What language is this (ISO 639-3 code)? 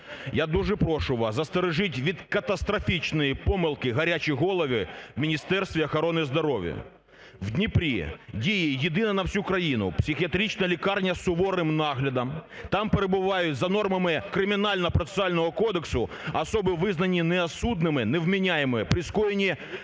ukr